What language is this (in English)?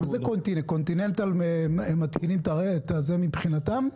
Hebrew